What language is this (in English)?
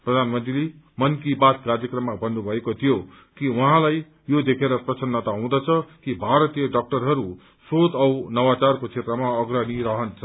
Nepali